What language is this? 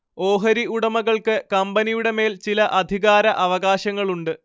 Malayalam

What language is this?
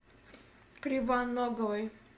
Russian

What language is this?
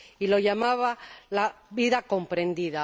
Spanish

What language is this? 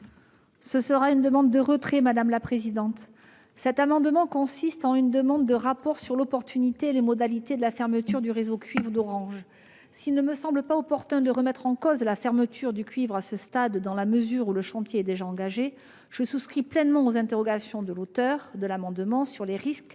French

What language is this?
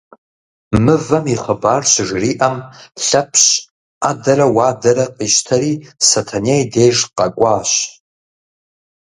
Kabardian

